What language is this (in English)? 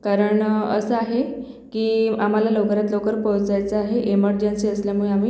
Marathi